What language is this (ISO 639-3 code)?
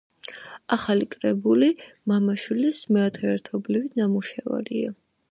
kat